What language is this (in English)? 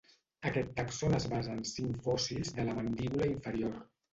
Catalan